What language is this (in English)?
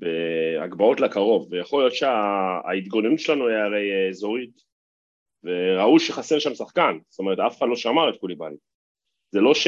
Hebrew